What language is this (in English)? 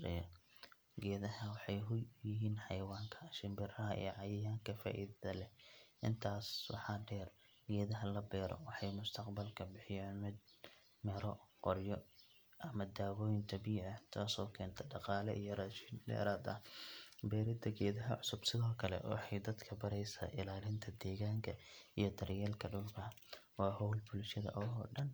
Somali